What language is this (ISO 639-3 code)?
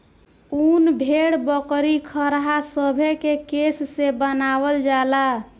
bho